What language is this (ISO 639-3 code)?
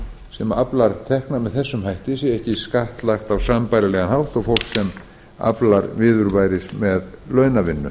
isl